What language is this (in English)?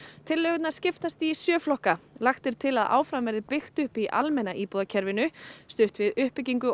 Icelandic